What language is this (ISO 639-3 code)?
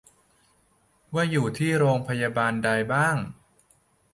tha